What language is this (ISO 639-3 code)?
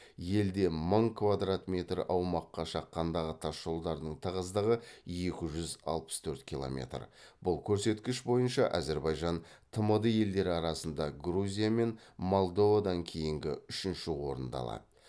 kaz